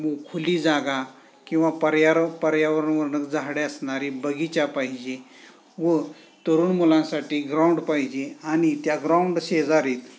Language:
Marathi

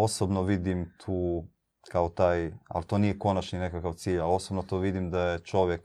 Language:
Croatian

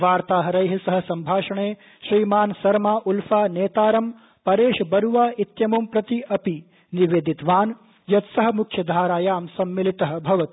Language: Sanskrit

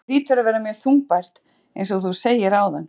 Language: Icelandic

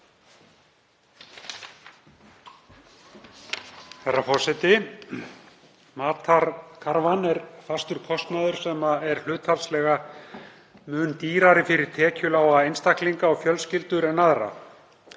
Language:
Icelandic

